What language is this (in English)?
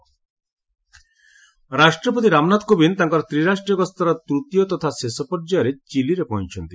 Odia